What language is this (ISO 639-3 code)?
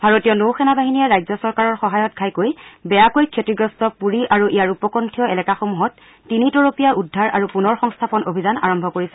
asm